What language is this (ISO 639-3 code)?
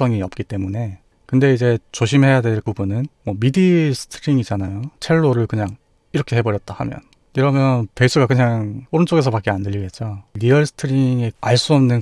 kor